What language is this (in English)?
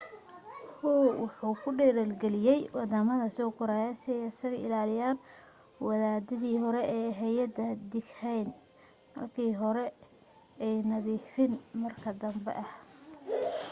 Somali